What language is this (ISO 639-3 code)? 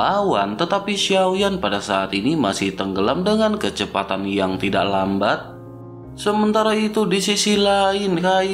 ind